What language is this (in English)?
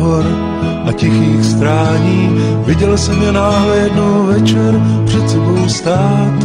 Slovak